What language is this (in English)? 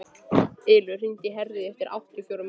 Icelandic